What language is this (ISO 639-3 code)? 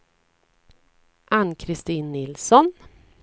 swe